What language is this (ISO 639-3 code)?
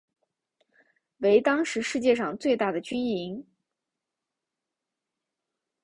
zho